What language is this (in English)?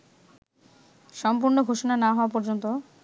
Bangla